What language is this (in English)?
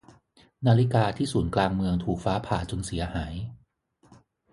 Thai